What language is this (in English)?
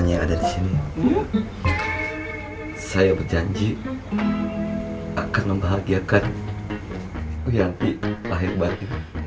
Indonesian